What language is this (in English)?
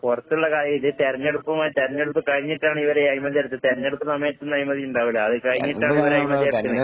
Malayalam